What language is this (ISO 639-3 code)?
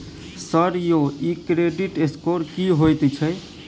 mai